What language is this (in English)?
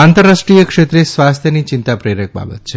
Gujarati